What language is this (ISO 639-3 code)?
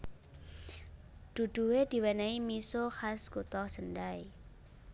jav